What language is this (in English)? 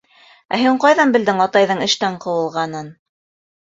Bashkir